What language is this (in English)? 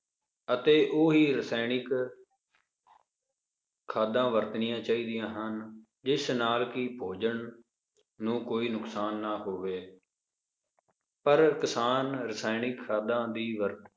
Punjabi